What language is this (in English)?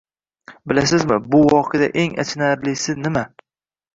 Uzbek